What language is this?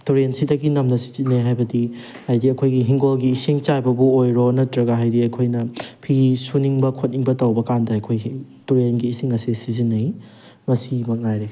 Manipuri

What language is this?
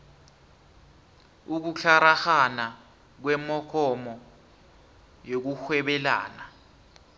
South Ndebele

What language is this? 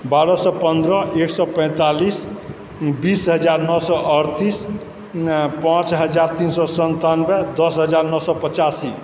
Maithili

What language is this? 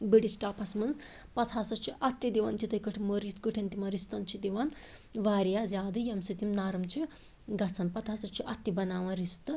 Kashmiri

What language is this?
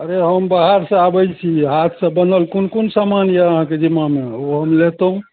Maithili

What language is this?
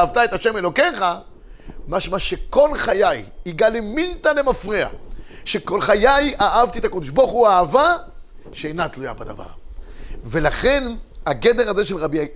Hebrew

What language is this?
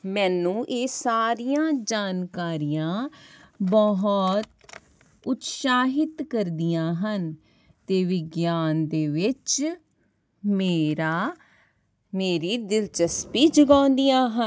Punjabi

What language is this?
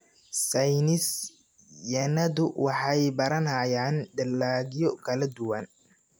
Somali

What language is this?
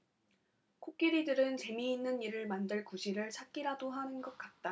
Korean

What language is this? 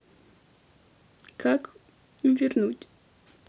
Russian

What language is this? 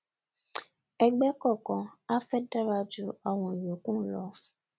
Yoruba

